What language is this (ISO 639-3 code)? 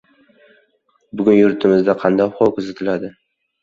uzb